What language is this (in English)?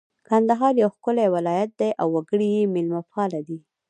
Pashto